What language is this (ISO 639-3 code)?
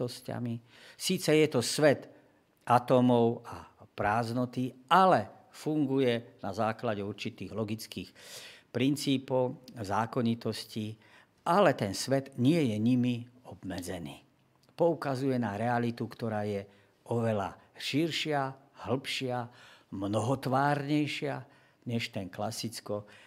slk